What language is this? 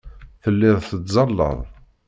Kabyle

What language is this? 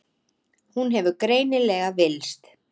Icelandic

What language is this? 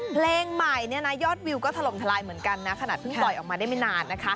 Thai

